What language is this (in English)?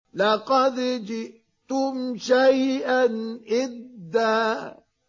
Arabic